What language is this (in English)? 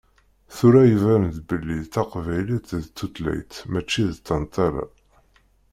Kabyle